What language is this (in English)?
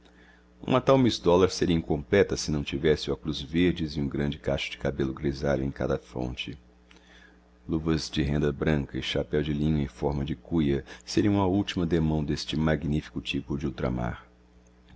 Portuguese